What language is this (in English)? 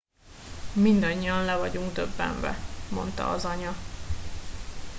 Hungarian